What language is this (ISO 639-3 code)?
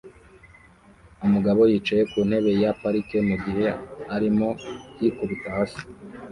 kin